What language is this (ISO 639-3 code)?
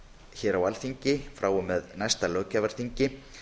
isl